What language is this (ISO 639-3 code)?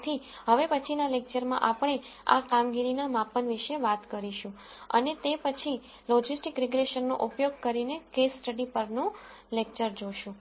guj